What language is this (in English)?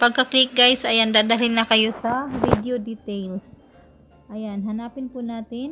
Filipino